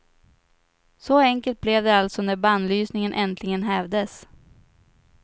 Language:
Swedish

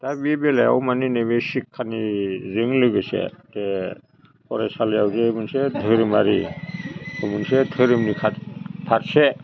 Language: Bodo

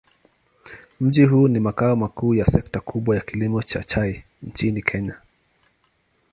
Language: Swahili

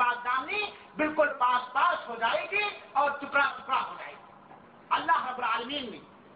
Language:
Urdu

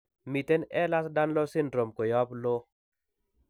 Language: Kalenjin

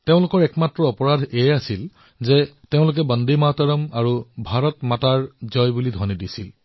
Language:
Assamese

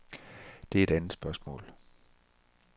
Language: Danish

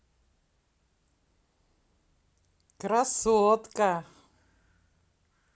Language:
Russian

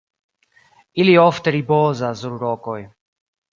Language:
Esperanto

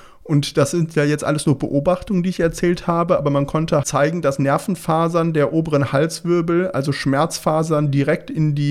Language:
German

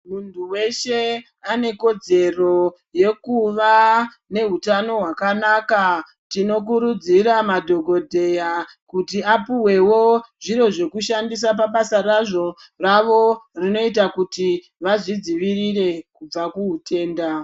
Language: Ndau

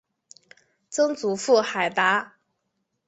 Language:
Chinese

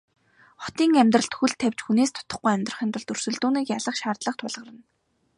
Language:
Mongolian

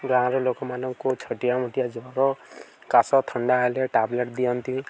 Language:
Odia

